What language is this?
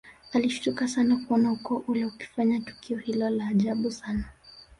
Swahili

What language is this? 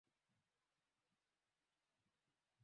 Swahili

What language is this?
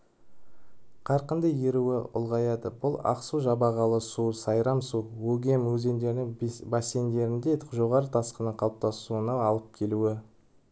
Kazakh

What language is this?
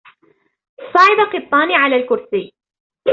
Arabic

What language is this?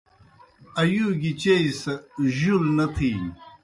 Kohistani Shina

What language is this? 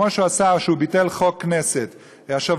Hebrew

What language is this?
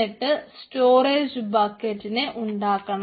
Malayalam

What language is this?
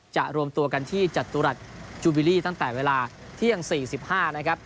Thai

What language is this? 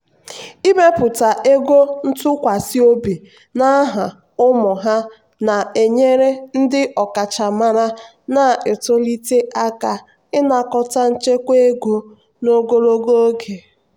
Igbo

